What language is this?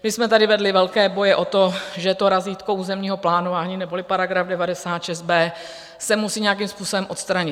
Czech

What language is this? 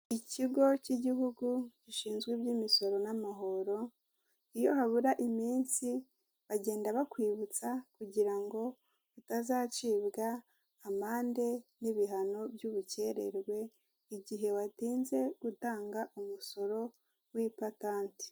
Kinyarwanda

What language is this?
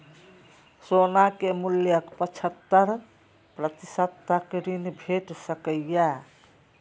Maithili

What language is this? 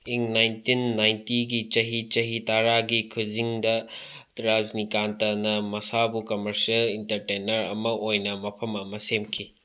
Manipuri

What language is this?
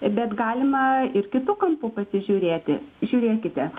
Lithuanian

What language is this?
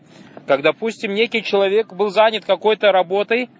Russian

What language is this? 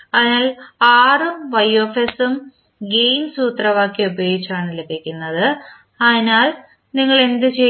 Malayalam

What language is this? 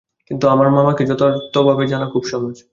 Bangla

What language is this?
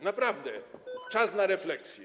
Polish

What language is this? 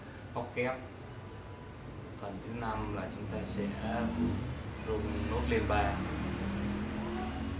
Vietnamese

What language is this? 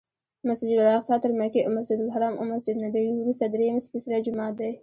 Pashto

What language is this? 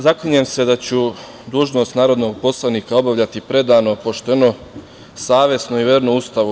Serbian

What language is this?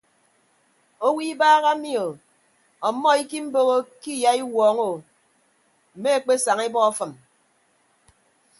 Ibibio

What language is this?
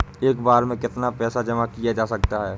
Hindi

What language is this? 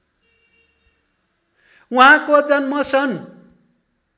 Nepali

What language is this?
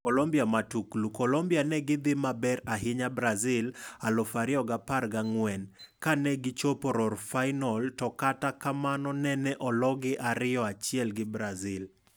Luo (Kenya and Tanzania)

